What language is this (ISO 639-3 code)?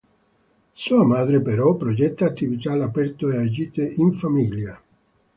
ita